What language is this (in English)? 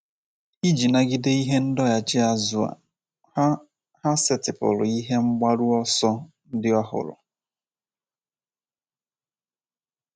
Igbo